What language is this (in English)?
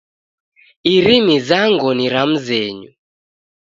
Taita